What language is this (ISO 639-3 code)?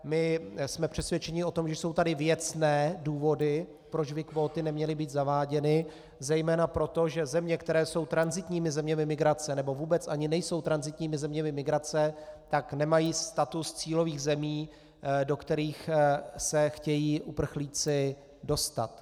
ces